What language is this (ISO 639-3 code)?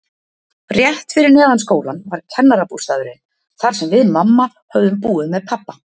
isl